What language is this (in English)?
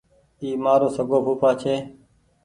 Goaria